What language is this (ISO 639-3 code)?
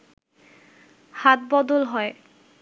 ben